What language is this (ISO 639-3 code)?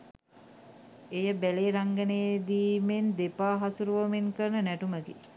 sin